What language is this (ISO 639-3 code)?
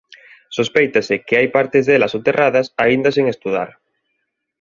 glg